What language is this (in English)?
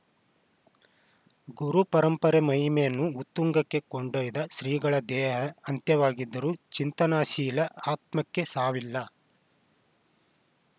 Kannada